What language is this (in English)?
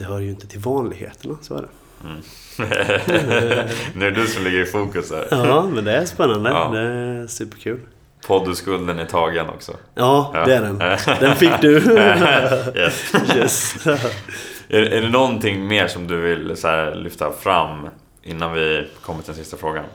Swedish